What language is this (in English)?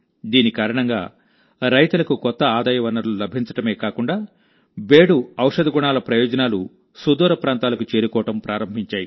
Telugu